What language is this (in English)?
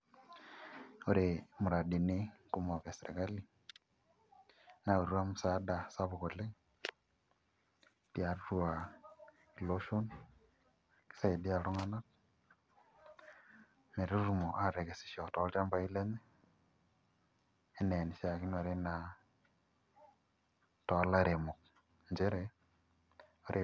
Masai